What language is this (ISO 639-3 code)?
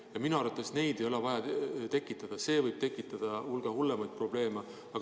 est